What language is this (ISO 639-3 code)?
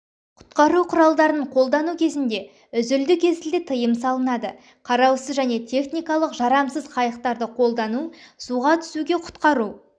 kaz